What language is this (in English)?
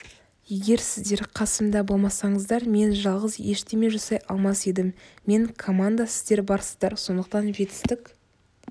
Kazakh